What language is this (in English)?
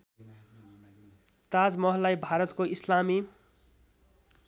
Nepali